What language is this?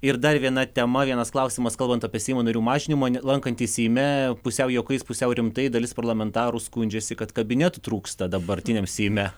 Lithuanian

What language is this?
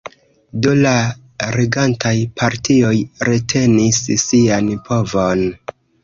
Esperanto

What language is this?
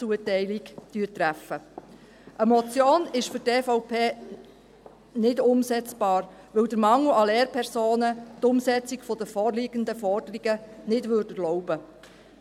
Swiss German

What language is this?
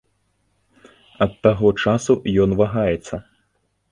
Belarusian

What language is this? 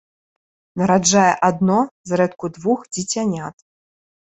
Belarusian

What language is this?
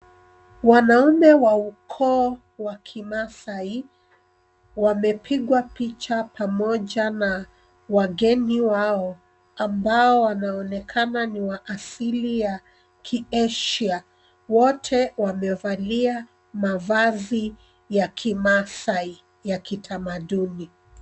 Swahili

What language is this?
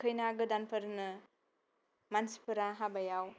Bodo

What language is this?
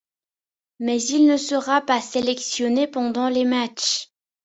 French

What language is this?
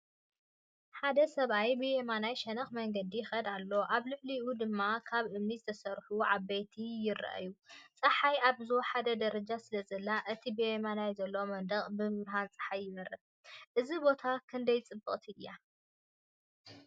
Tigrinya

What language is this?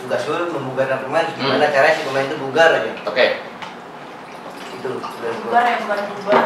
Indonesian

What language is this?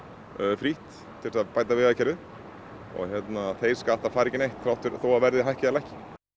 Icelandic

